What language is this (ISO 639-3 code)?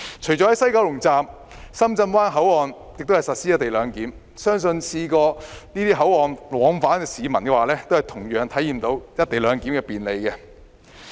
yue